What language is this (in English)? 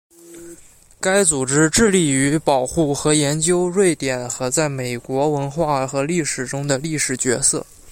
Chinese